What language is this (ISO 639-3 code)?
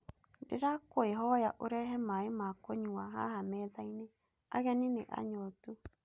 kik